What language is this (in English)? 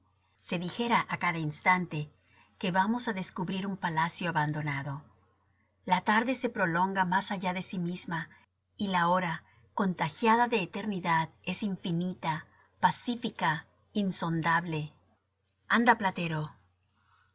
Spanish